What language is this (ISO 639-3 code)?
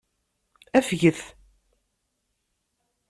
kab